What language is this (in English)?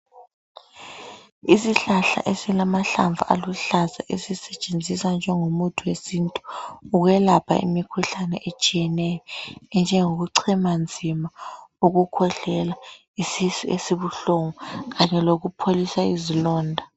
North Ndebele